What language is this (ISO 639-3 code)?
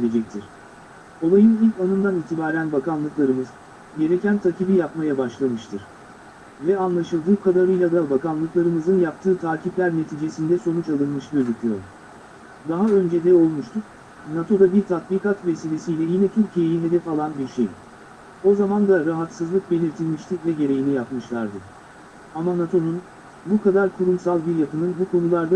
tur